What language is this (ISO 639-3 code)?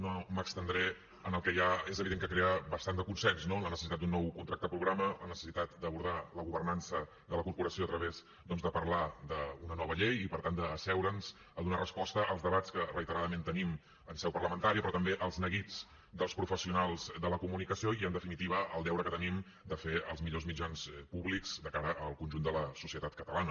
cat